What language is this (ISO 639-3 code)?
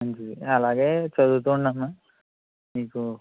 tel